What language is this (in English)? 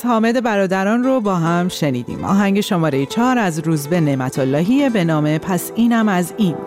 Persian